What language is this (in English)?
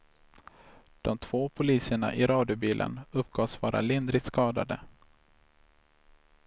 Swedish